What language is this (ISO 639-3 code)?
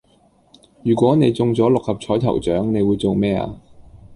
yue